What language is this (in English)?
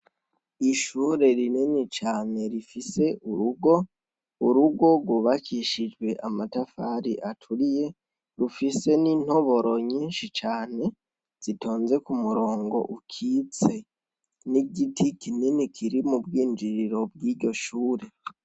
Rundi